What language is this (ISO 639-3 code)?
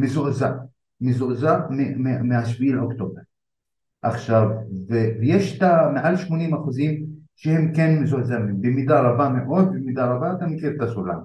heb